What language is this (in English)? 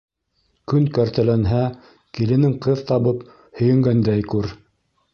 Bashkir